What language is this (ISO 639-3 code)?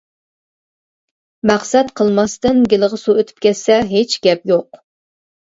uig